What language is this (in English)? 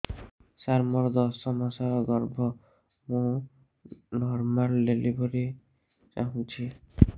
Odia